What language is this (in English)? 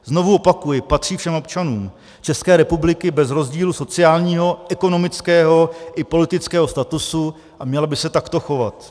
Czech